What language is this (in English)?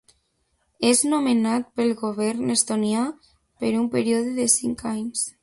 Catalan